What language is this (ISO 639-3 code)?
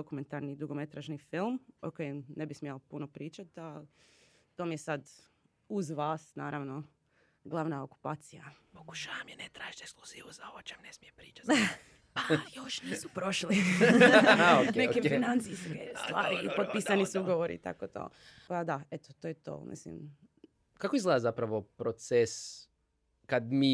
hrv